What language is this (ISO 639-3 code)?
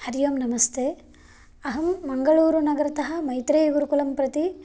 san